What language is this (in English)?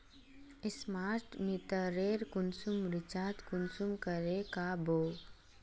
Magahi